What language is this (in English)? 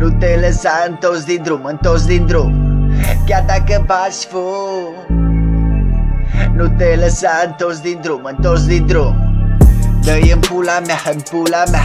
Romanian